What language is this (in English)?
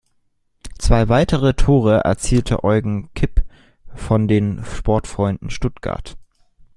German